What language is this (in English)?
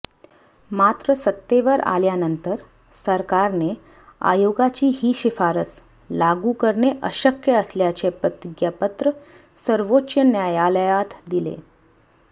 Marathi